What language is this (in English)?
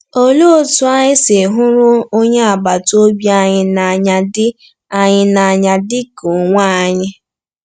Igbo